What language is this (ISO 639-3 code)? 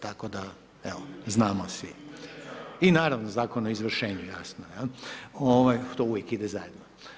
hrv